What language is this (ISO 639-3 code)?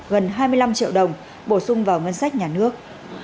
vie